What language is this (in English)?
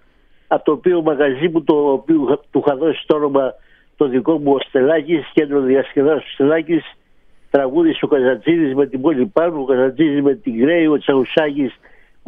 Greek